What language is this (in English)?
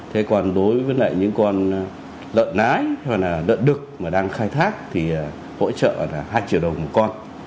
Vietnamese